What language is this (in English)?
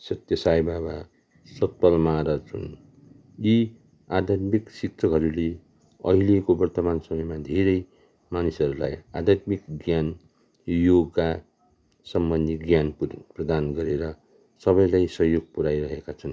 Nepali